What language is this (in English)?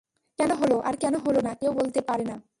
Bangla